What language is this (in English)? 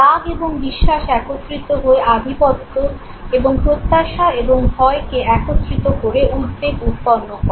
Bangla